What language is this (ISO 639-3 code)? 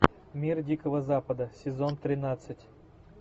rus